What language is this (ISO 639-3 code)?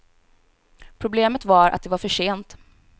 swe